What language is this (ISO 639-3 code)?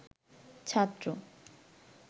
ben